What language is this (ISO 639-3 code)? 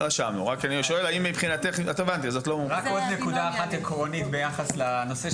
heb